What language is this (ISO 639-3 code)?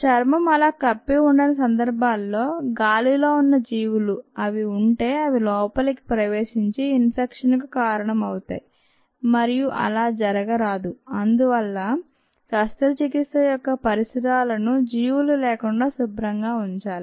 tel